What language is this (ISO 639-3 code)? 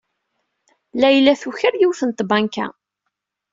kab